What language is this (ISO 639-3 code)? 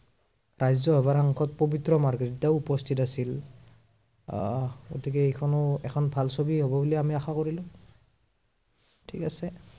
asm